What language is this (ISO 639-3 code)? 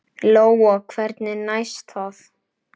isl